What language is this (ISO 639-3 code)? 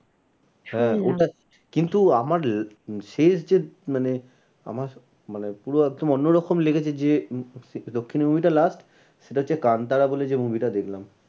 ben